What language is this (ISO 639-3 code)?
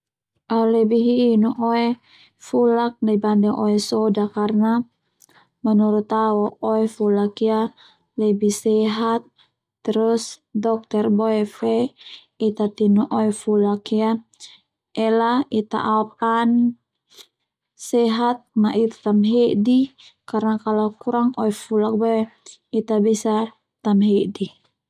twu